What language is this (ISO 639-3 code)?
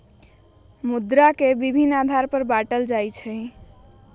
mag